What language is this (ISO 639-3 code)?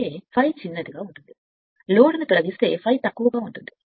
tel